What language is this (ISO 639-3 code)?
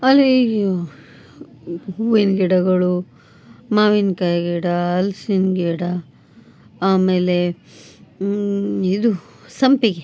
kan